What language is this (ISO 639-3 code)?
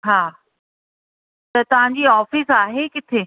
snd